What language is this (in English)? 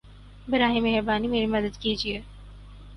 Urdu